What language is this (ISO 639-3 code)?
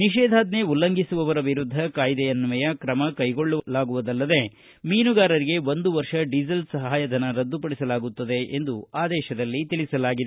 kan